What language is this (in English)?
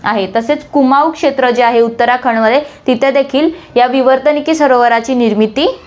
Marathi